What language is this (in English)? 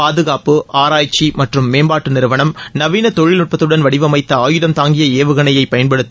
Tamil